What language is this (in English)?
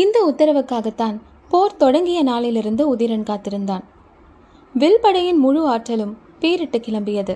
Tamil